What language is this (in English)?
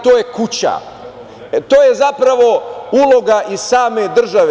Serbian